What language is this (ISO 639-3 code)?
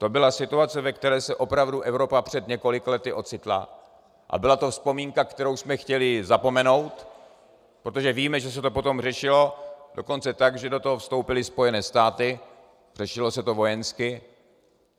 ces